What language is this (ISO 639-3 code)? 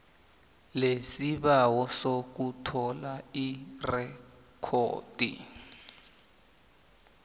nbl